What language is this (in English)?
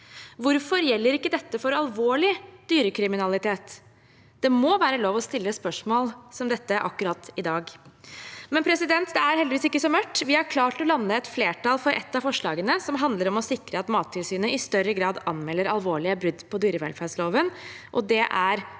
Norwegian